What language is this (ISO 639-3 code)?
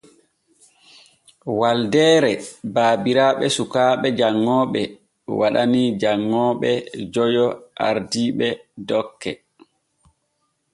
fue